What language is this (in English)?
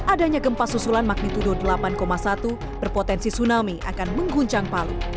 Indonesian